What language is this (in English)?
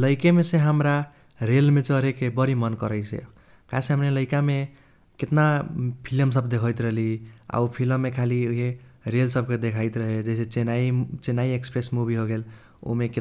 Kochila Tharu